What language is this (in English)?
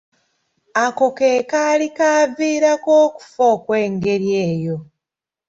Ganda